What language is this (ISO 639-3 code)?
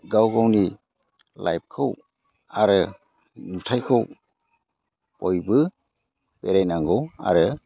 brx